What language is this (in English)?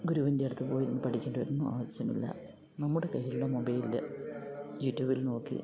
Malayalam